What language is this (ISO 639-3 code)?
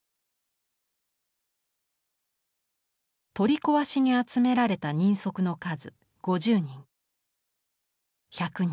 jpn